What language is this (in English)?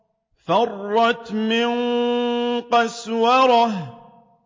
Arabic